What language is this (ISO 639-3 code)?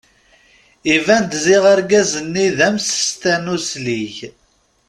kab